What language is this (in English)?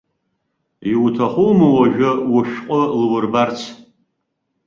Abkhazian